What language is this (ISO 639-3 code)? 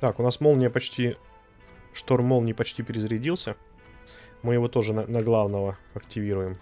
rus